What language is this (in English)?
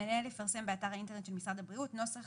Hebrew